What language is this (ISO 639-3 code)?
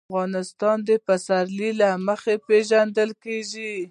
pus